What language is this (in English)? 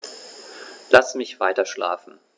German